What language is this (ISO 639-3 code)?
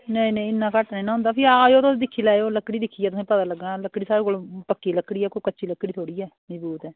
doi